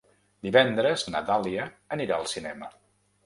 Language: Catalan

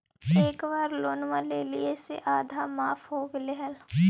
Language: Magahi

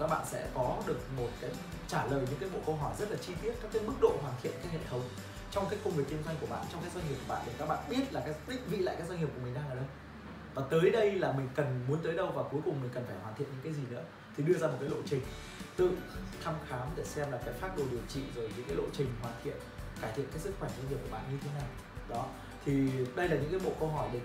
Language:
Vietnamese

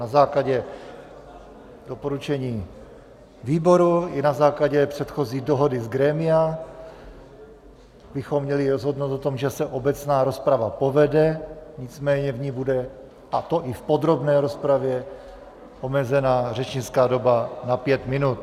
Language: Czech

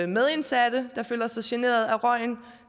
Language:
Danish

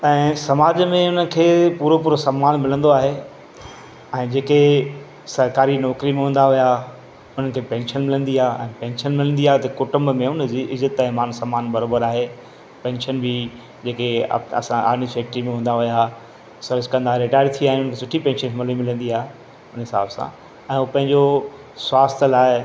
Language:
Sindhi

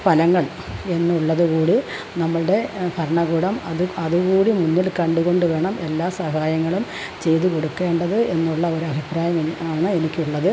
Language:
Malayalam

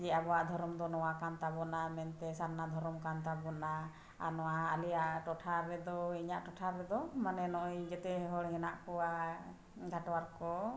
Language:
Santali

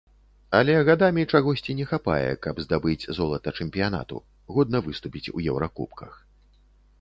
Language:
Belarusian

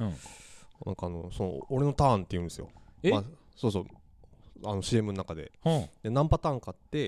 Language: Japanese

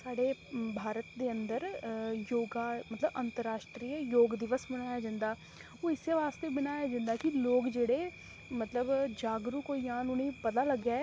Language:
Dogri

